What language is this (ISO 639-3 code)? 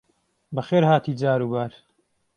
ckb